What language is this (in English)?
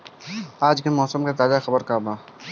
Bhojpuri